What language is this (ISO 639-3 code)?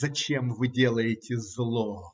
rus